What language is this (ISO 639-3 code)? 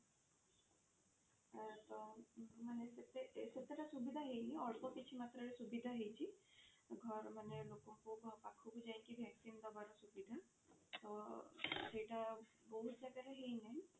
ori